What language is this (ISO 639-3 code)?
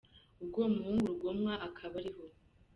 kin